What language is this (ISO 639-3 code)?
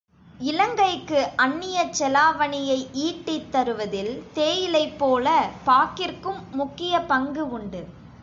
tam